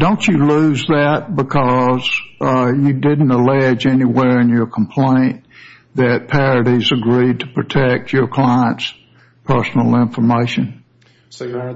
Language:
English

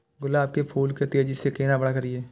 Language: Maithili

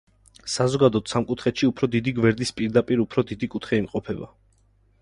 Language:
Georgian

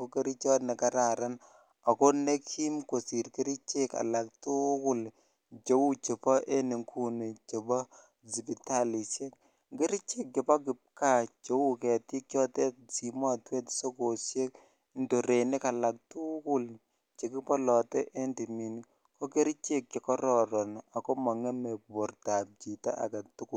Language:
Kalenjin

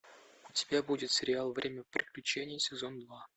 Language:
Russian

